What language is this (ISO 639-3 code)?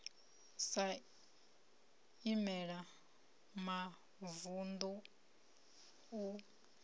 ven